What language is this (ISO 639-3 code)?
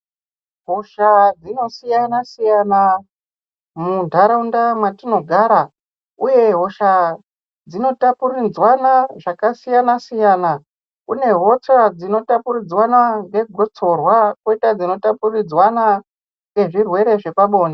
ndc